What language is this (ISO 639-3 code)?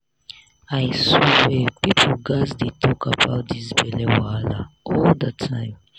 pcm